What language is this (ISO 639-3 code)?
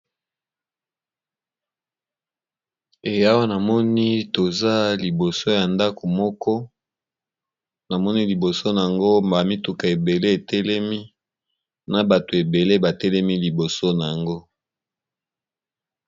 lin